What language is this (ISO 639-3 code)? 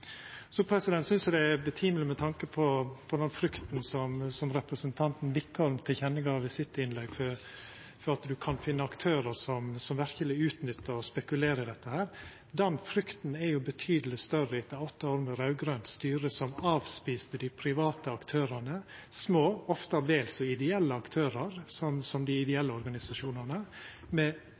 nno